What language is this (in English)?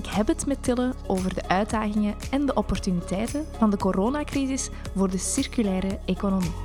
Dutch